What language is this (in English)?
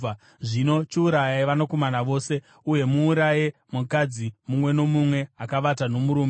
Shona